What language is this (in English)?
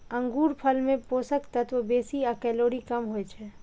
Maithili